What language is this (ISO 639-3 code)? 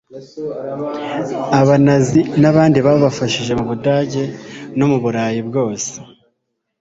kin